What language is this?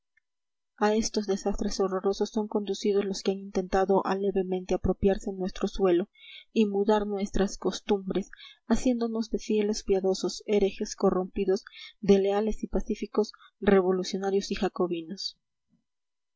Spanish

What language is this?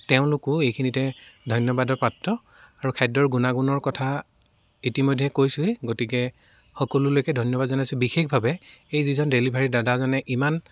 Assamese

